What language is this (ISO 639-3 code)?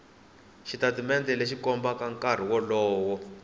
tso